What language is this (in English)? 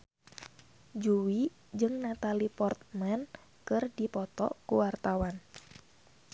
Sundanese